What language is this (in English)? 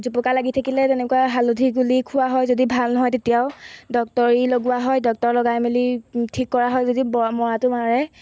Assamese